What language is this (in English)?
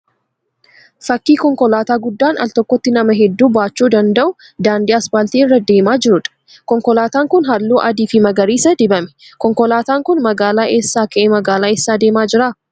Oromo